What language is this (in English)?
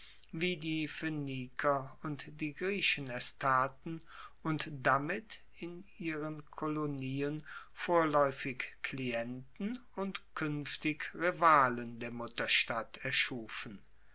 German